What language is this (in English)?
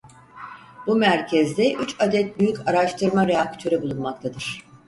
Turkish